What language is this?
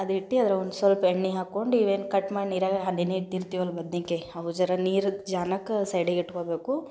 Kannada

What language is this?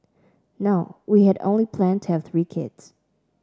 English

